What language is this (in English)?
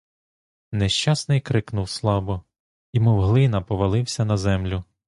Ukrainian